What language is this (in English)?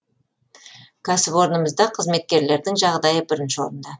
Kazakh